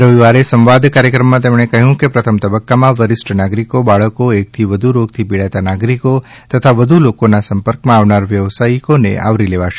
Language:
Gujarati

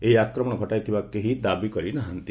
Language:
Odia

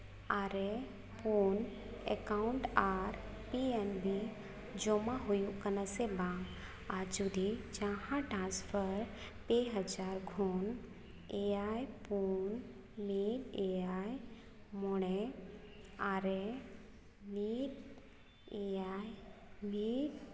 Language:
Santali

